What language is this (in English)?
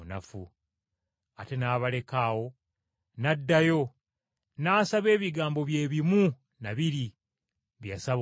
Ganda